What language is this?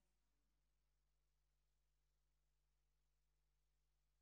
Hebrew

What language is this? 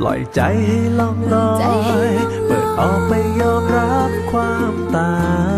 Thai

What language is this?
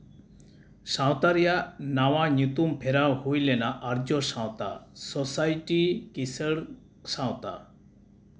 Santali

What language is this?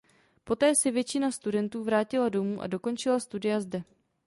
Czech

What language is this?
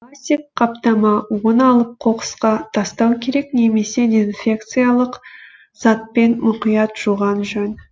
Kazakh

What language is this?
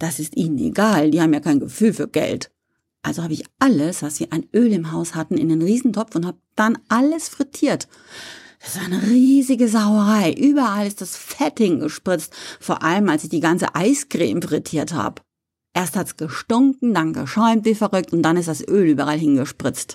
German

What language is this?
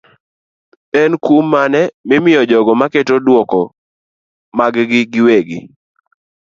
Luo (Kenya and Tanzania)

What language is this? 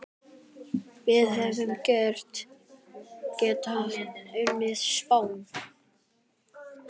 Icelandic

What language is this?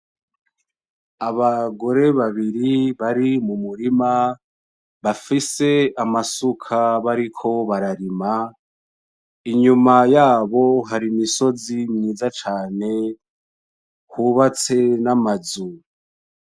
Rundi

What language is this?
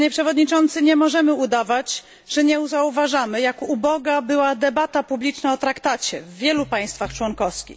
Polish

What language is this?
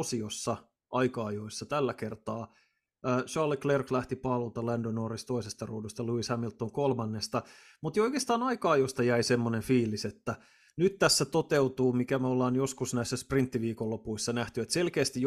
Finnish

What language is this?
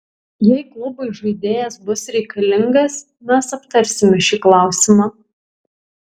Lithuanian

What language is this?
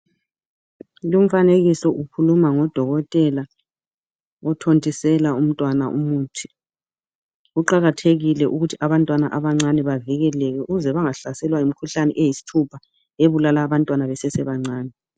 North Ndebele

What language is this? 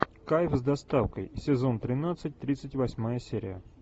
Russian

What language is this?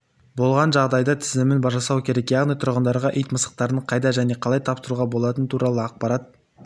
Kazakh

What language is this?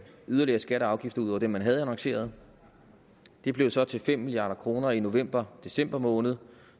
Danish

